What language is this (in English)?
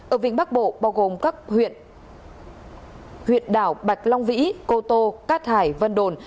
Vietnamese